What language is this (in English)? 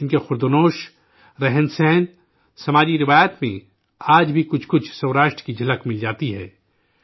Urdu